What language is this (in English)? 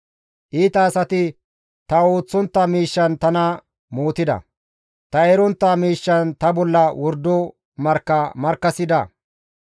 Gamo